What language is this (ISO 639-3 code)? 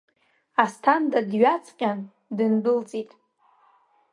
abk